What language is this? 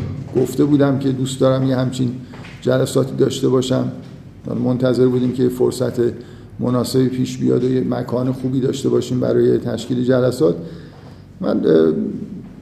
Persian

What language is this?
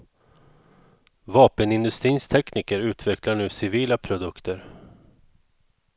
Swedish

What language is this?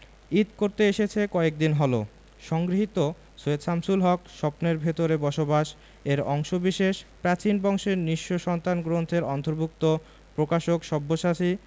Bangla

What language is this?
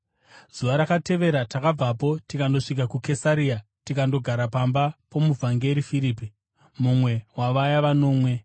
Shona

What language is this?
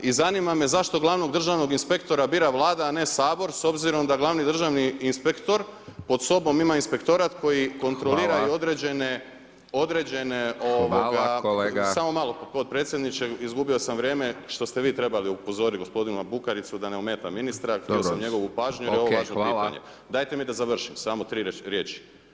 Croatian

